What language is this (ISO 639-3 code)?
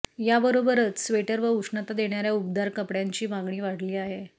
mar